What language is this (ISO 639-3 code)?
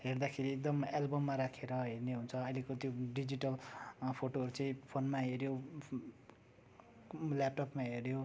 nep